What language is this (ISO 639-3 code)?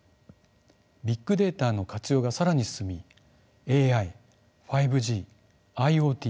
jpn